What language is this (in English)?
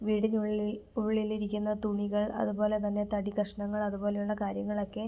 Malayalam